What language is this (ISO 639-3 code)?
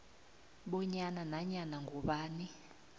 nbl